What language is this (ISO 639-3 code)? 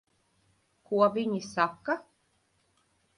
lav